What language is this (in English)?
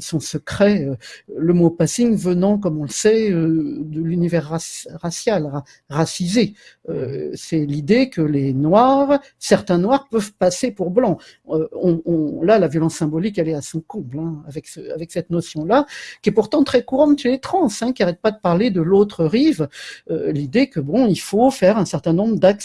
French